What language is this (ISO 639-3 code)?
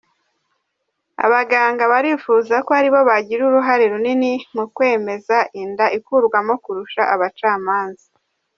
kin